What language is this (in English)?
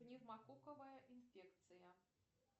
Russian